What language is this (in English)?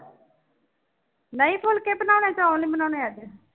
Punjabi